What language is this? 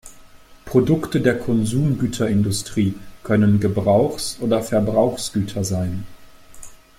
German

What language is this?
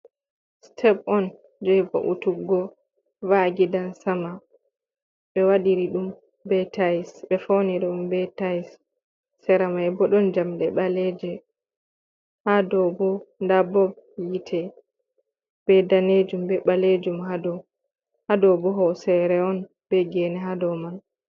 Fula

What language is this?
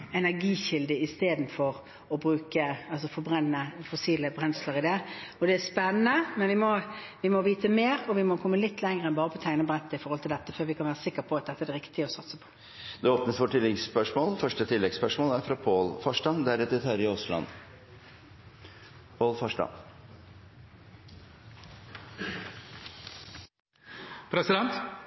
Norwegian Bokmål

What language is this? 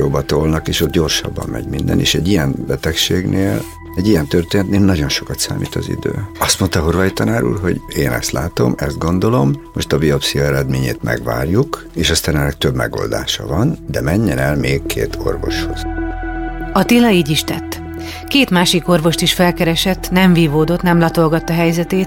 Hungarian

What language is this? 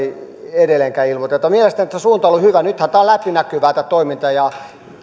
Finnish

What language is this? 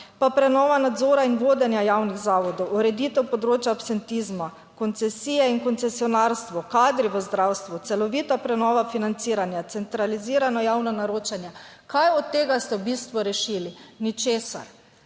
Slovenian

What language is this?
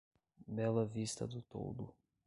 Portuguese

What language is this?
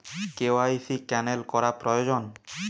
Bangla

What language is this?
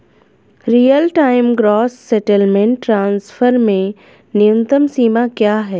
Hindi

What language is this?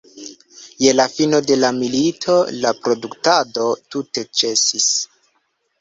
Esperanto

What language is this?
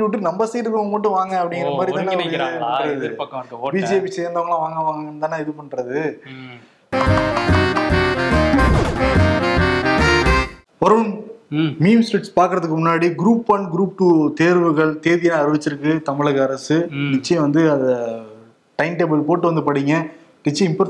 Tamil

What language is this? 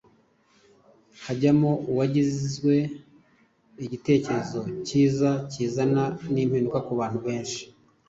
Kinyarwanda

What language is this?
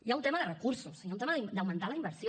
Catalan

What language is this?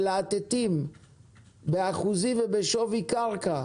Hebrew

